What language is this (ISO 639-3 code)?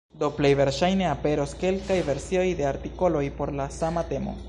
epo